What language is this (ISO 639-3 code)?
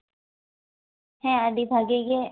sat